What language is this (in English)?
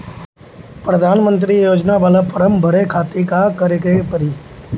Bhojpuri